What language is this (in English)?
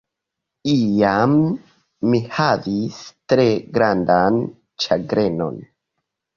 Esperanto